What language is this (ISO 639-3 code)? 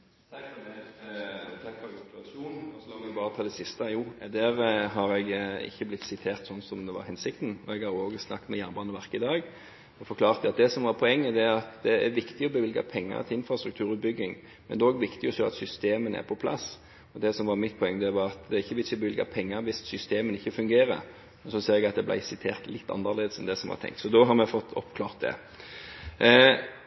nor